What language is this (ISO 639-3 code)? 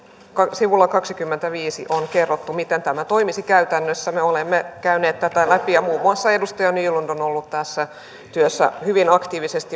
fin